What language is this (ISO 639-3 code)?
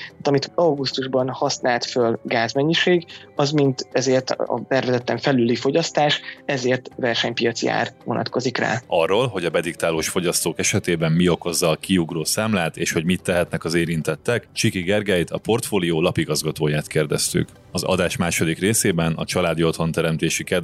hun